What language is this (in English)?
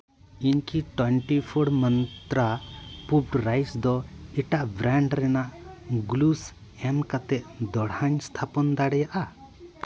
Santali